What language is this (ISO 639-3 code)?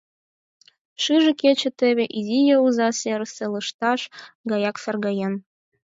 chm